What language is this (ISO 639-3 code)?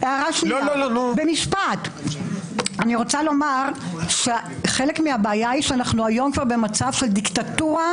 heb